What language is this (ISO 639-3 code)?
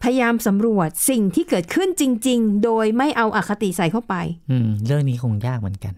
tha